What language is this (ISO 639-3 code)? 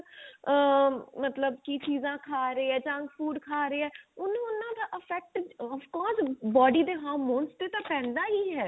pan